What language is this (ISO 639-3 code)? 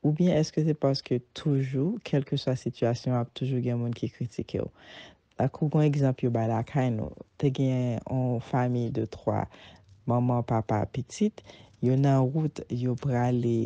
fra